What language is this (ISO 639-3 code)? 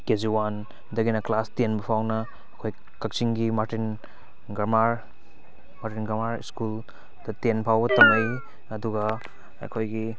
mni